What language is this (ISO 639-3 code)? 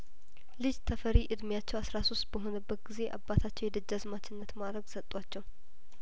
amh